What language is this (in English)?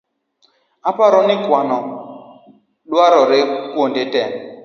Luo (Kenya and Tanzania)